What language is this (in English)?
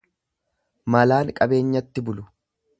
Oromo